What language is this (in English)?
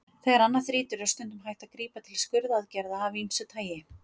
Icelandic